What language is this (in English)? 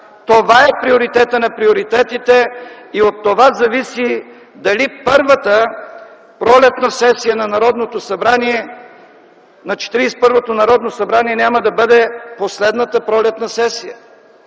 Bulgarian